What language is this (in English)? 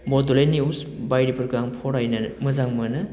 Bodo